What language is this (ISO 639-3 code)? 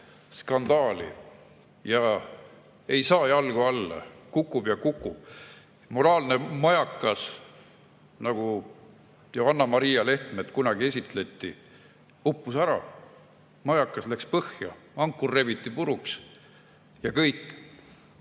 est